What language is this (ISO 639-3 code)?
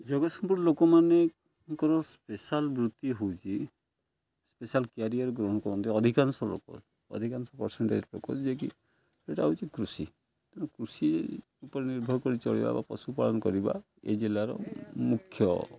ori